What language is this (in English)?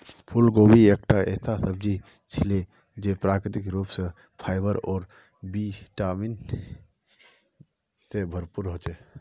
Magahi